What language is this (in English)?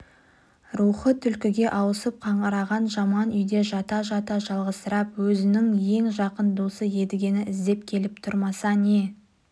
Kazakh